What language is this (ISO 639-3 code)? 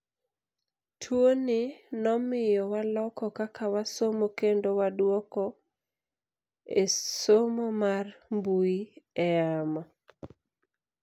luo